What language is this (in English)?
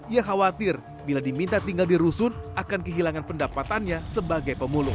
Indonesian